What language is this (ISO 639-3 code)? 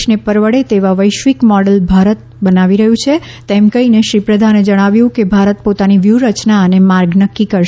guj